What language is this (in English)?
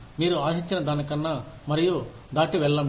Telugu